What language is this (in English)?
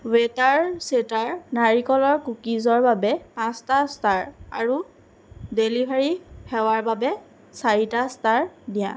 Assamese